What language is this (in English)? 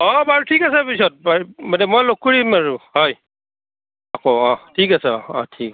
Assamese